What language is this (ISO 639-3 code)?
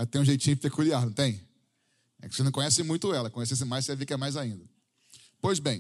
por